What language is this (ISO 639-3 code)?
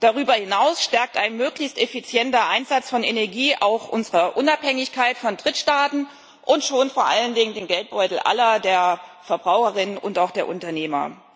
deu